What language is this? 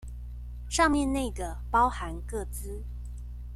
Chinese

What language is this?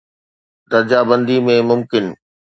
Sindhi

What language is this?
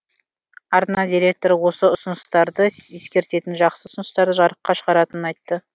Kazakh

